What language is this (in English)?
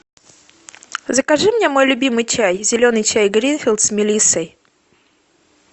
Russian